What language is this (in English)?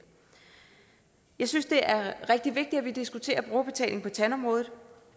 Danish